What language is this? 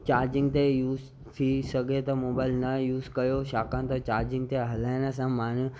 Sindhi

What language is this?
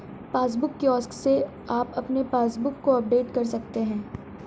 Hindi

